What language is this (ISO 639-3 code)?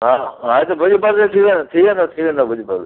snd